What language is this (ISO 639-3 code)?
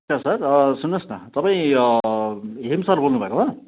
nep